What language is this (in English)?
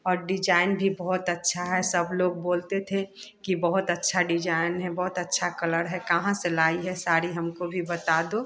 Hindi